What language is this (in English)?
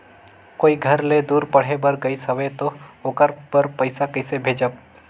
Chhattisgarhi